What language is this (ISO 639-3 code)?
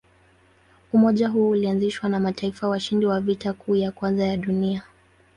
swa